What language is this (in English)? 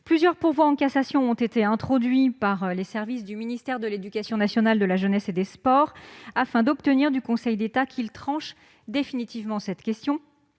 French